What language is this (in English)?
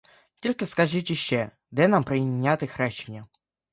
Ukrainian